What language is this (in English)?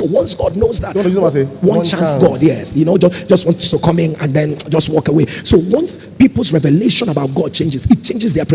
English